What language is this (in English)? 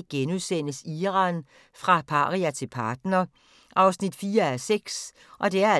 Danish